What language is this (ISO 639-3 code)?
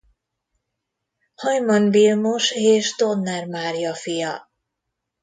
hun